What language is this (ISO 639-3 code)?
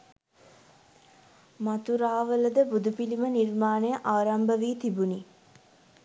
sin